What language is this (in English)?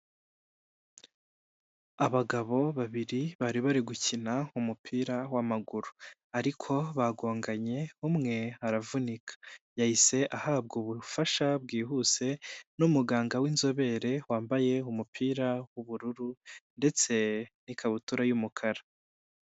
Kinyarwanda